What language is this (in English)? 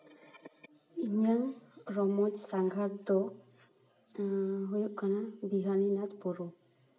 Santali